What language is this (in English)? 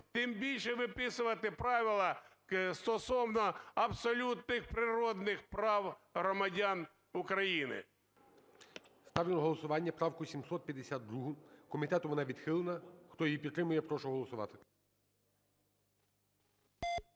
Ukrainian